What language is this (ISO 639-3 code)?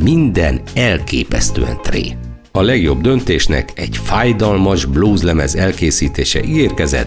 hun